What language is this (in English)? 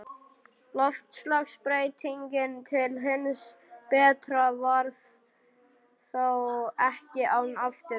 Icelandic